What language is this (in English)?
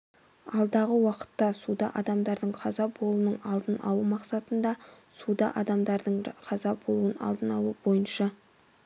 Kazakh